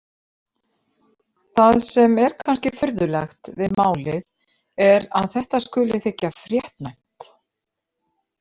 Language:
Icelandic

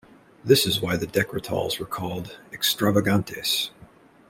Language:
English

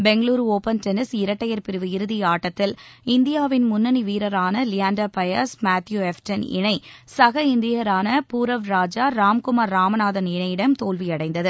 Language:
Tamil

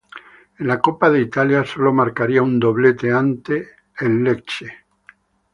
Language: Spanish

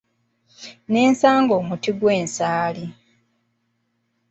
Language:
Ganda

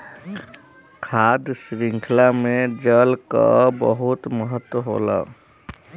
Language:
Bhojpuri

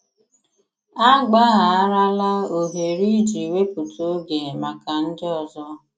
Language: Igbo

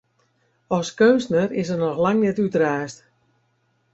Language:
Western Frisian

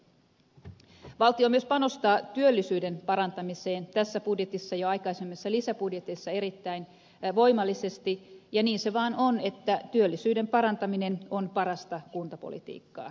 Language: Finnish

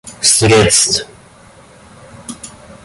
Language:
Russian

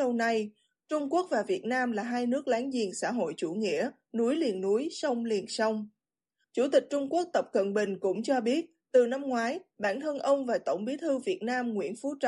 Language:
Vietnamese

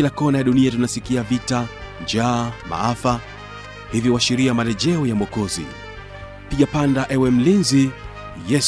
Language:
Swahili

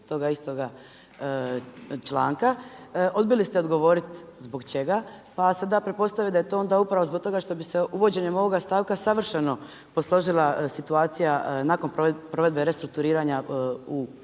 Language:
Croatian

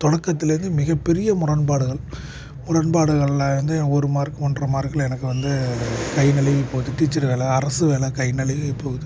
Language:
Tamil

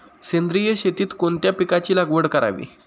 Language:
Marathi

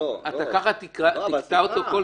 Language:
Hebrew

